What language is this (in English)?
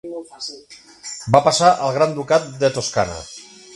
Catalan